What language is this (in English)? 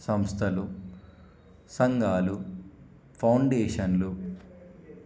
Telugu